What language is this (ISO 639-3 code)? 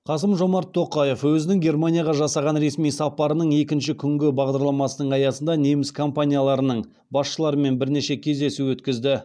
kaz